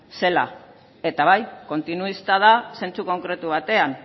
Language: Basque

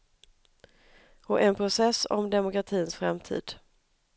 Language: Swedish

